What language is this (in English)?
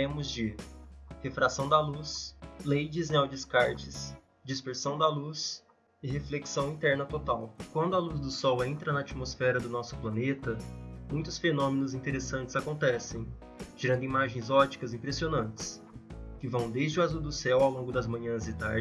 Portuguese